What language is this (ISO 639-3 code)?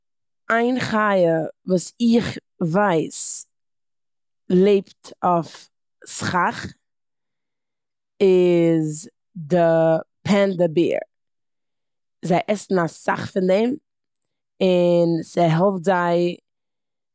yid